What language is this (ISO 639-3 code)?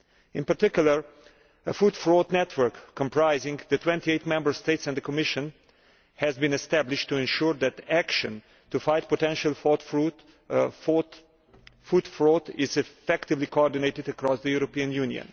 eng